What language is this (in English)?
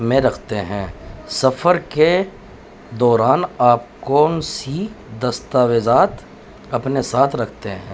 Urdu